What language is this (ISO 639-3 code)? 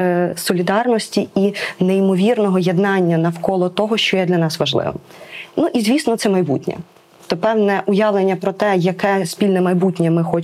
ukr